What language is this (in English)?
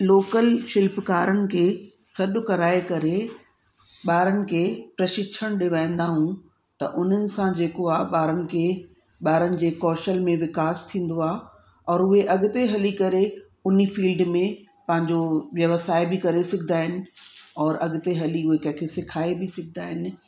Sindhi